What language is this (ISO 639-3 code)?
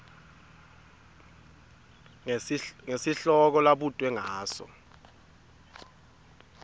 ssw